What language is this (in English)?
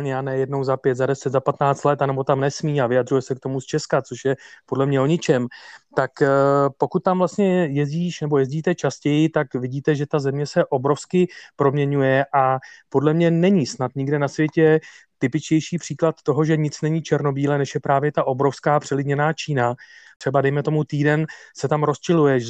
Czech